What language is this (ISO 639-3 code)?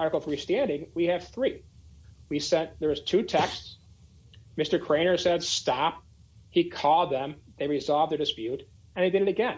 eng